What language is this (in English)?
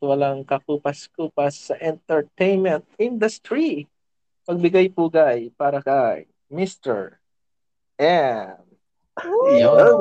Filipino